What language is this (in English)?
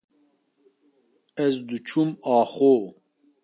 Kurdish